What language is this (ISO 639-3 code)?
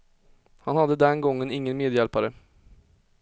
swe